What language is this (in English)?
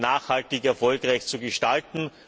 German